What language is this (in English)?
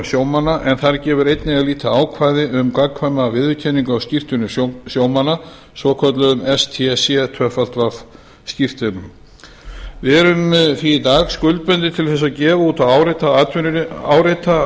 Icelandic